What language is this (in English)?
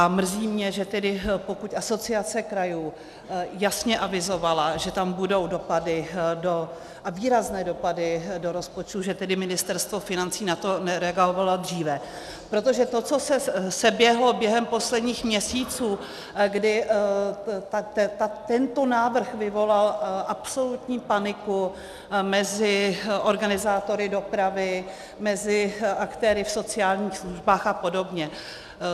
Czech